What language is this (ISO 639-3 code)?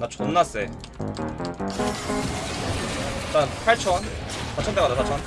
kor